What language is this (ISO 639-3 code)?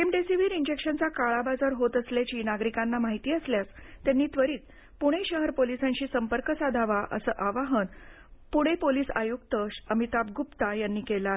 mar